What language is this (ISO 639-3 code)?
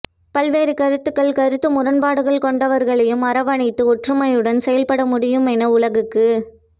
tam